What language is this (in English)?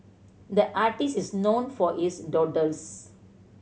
English